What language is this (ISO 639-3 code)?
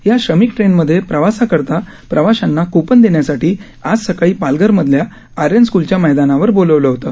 mar